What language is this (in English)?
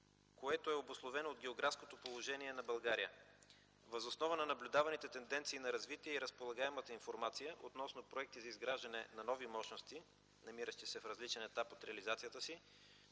Bulgarian